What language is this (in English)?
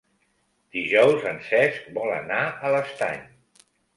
Catalan